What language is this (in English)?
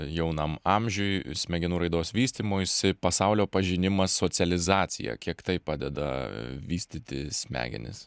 Lithuanian